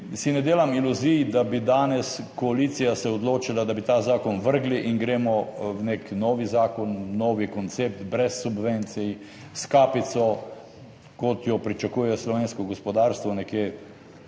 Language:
Slovenian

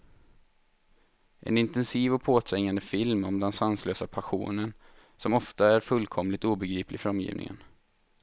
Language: Swedish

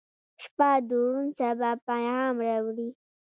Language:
Pashto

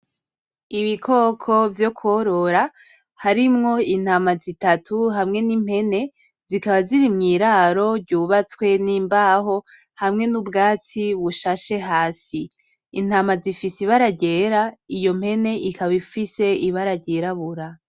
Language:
Rundi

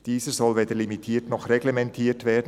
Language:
Swiss German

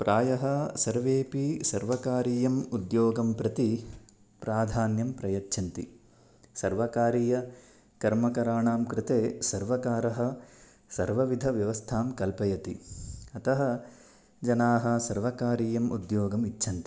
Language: Sanskrit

